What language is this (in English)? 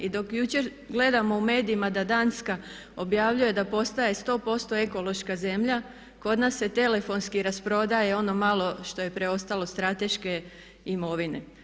Croatian